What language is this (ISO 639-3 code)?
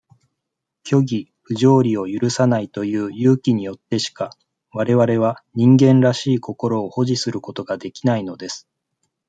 jpn